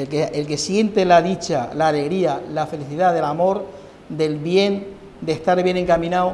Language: Spanish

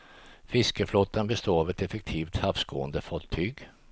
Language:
Swedish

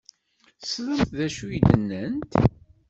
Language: Kabyle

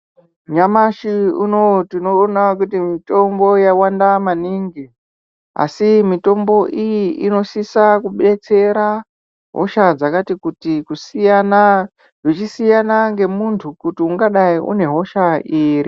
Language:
Ndau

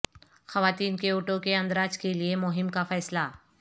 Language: Urdu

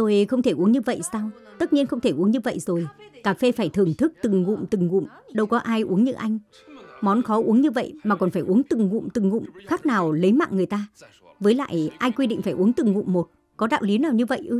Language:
Vietnamese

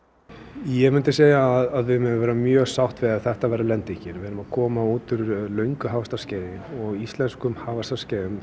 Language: Icelandic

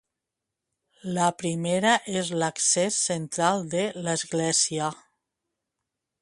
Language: Catalan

